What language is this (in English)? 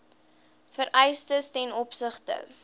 Afrikaans